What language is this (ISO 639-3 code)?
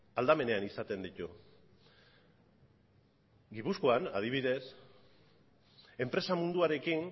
eus